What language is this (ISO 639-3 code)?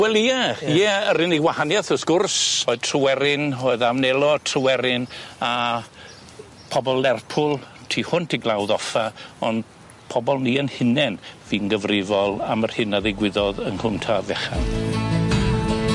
cym